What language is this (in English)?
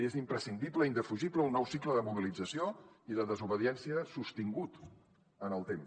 Catalan